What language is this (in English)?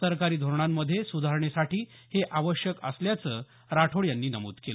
Marathi